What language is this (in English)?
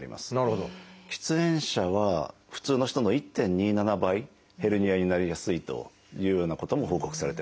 Japanese